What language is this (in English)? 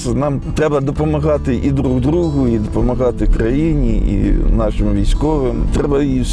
Ukrainian